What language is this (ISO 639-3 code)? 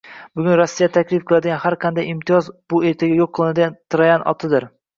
uzb